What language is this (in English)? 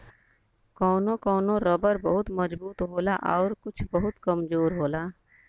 Bhojpuri